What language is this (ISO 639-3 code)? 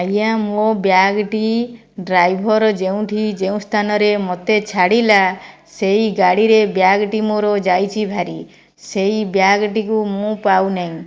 ori